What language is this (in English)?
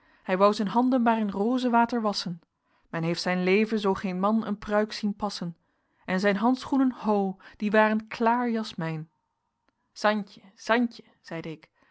Dutch